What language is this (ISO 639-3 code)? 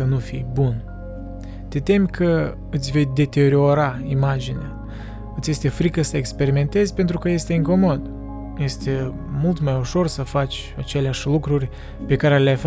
ron